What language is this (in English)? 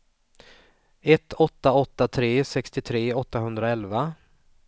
Swedish